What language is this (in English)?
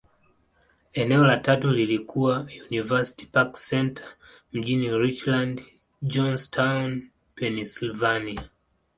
Swahili